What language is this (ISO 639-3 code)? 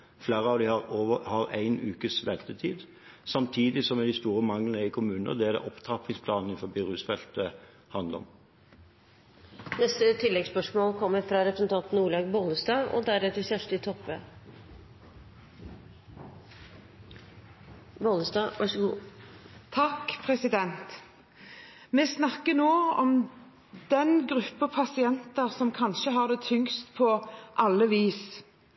nor